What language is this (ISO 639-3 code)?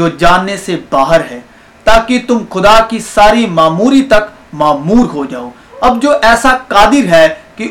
urd